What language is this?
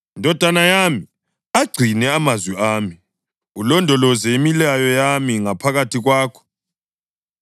North Ndebele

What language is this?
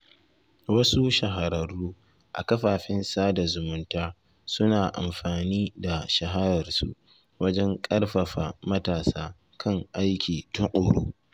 Hausa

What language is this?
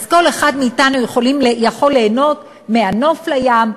Hebrew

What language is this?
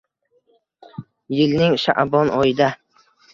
Uzbek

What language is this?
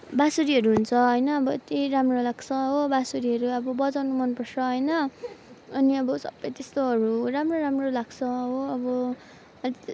Nepali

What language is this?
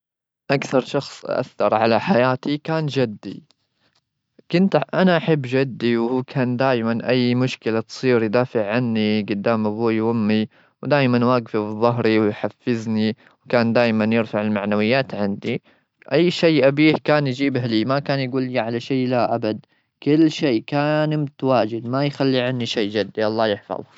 Gulf Arabic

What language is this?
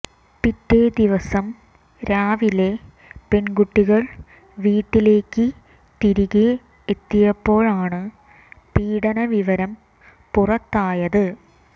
Malayalam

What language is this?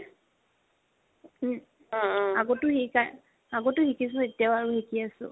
Assamese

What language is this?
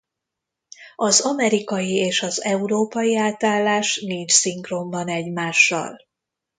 Hungarian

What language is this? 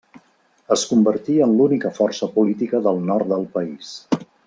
Catalan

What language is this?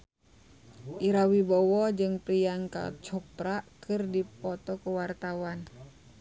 Sundanese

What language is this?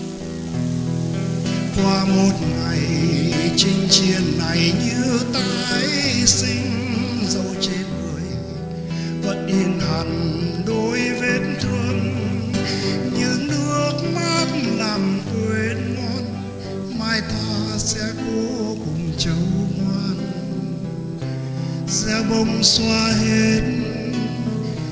Vietnamese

